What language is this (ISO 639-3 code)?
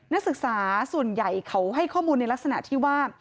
tha